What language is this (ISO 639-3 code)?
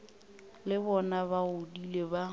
nso